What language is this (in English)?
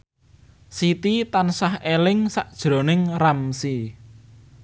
Javanese